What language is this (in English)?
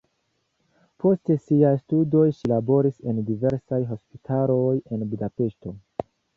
Esperanto